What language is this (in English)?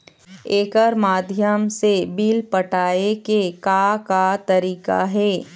Chhattisgarhi